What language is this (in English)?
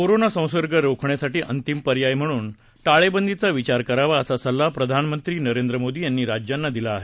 Marathi